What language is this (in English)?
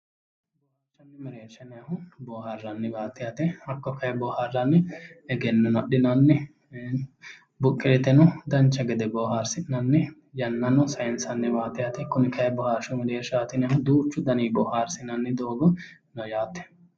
Sidamo